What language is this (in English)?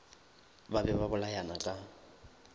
Northern Sotho